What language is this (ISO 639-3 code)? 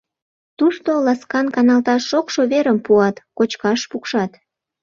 chm